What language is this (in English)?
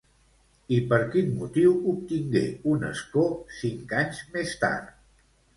Catalan